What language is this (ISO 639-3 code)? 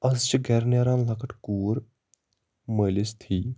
kas